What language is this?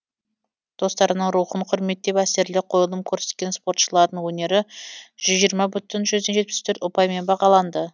Kazakh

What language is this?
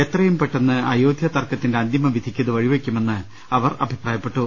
Malayalam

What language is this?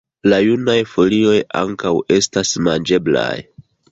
Esperanto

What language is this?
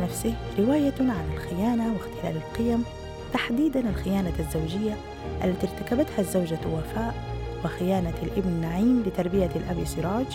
Arabic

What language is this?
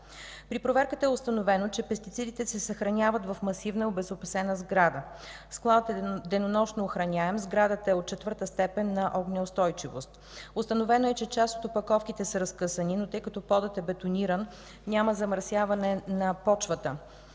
Bulgarian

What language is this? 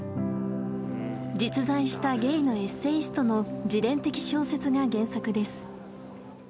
Japanese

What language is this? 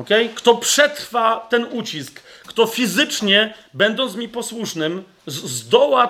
Polish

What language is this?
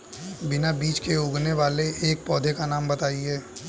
Hindi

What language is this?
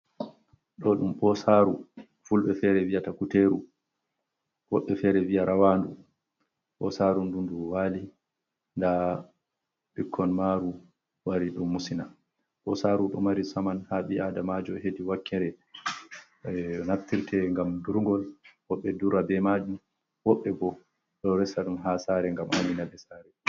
Fula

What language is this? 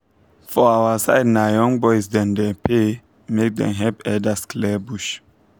Nigerian Pidgin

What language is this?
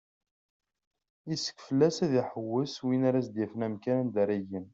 Kabyle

